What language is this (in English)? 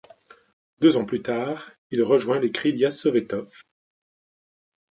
French